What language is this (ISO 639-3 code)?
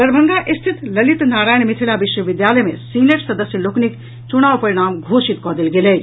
mai